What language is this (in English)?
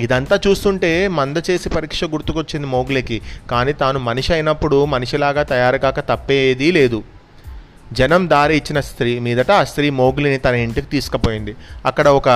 Telugu